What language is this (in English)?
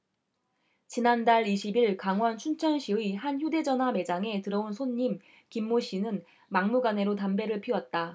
Korean